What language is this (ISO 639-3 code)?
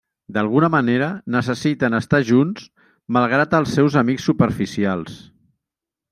cat